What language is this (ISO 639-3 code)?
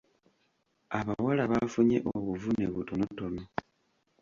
lug